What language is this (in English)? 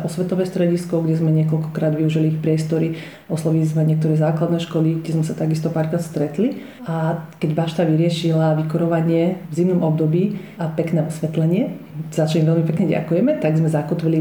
Slovak